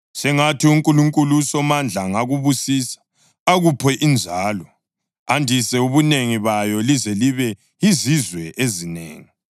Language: North Ndebele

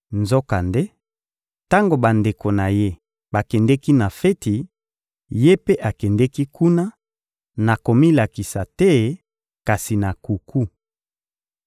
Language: Lingala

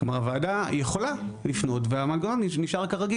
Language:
Hebrew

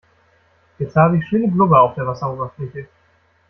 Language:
German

